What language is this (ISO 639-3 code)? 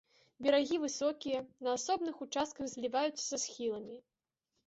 bel